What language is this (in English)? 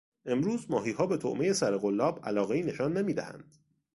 Persian